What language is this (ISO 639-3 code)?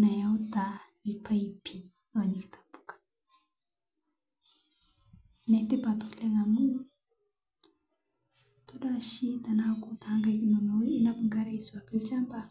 mas